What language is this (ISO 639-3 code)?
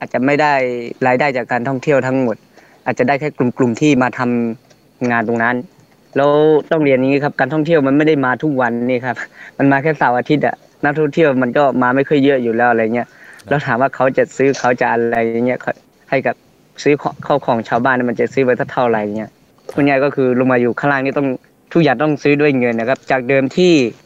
tha